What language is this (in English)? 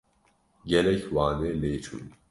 Kurdish